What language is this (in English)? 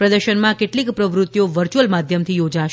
Gujarati